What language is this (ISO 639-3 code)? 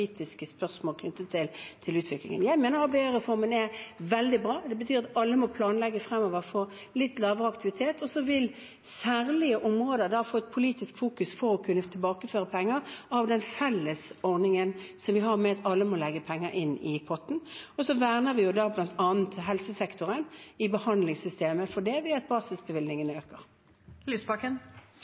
nor